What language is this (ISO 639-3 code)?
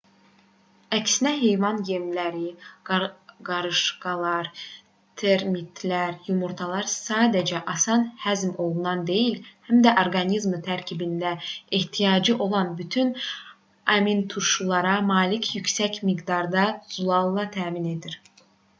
aze